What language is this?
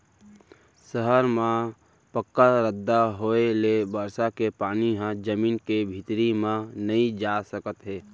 Chhattisgarhi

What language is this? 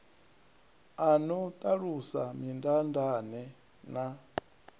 Venda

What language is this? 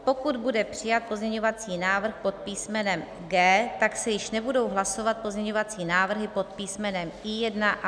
Czech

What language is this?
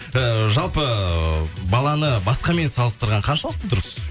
Kazakh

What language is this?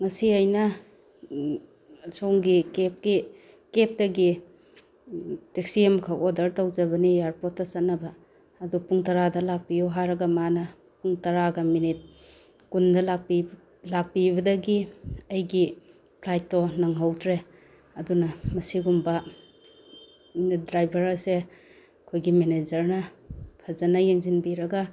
Manipuri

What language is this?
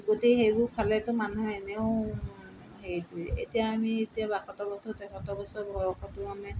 Assamese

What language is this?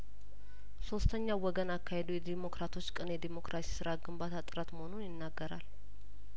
Amharic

